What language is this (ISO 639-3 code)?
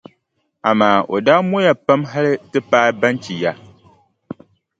dag